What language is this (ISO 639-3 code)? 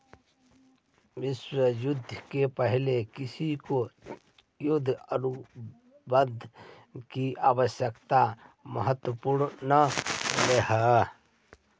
mag